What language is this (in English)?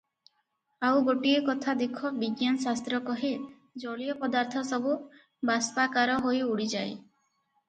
Odia